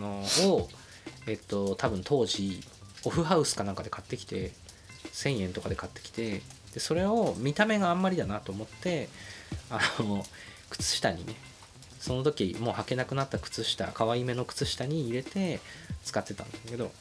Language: Japanese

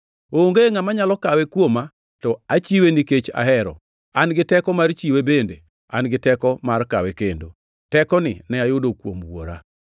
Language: Luo (Kenya and Tanzania)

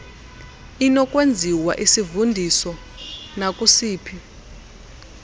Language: Xhosa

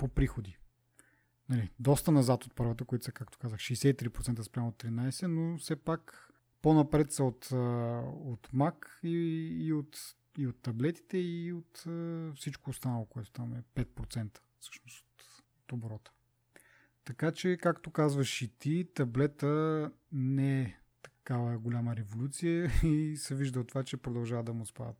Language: Bulgarian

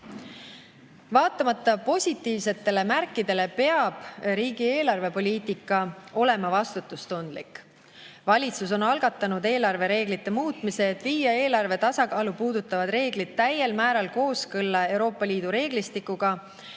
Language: Estonian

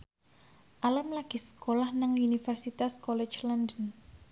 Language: Javanese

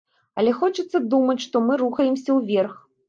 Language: Belarusian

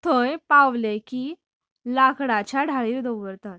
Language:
Konkani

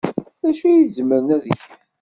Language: Kabyle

